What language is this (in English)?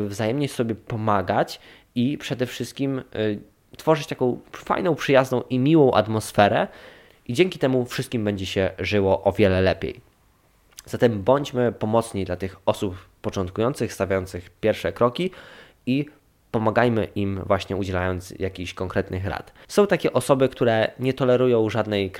Polish